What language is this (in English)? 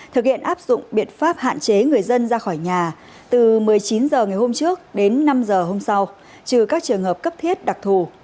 Vietnamese